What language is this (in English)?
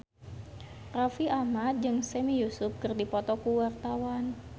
Sundanese